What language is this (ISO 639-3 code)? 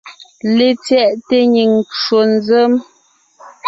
nnh